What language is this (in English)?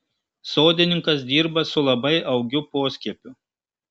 Lithuanian